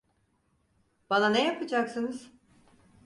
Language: Turkish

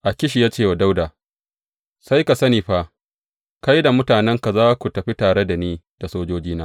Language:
Hausa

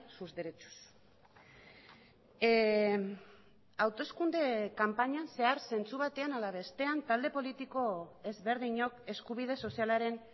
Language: Basque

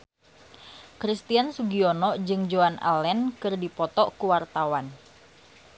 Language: Sundanese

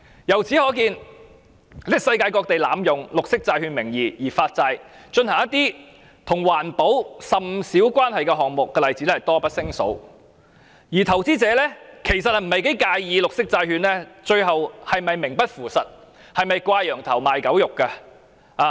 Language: Cantonese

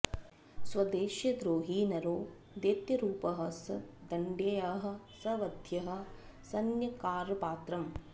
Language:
Sanskrit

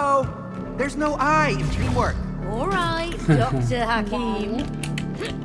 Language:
Spanish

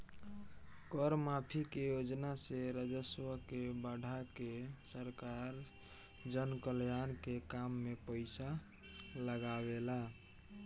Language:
Bhojpuri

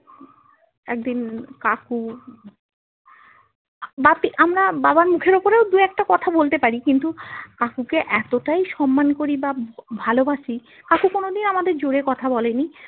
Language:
Bangla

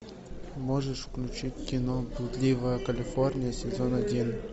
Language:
Russian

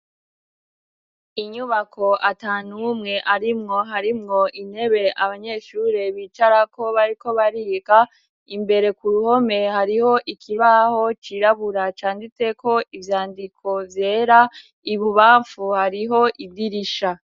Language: Rundi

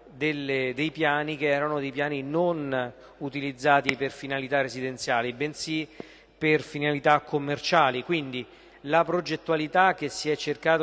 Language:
Italian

